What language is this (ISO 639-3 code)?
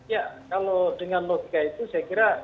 ind